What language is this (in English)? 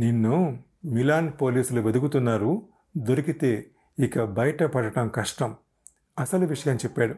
Telugu